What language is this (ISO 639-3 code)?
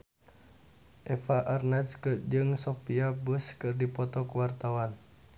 sun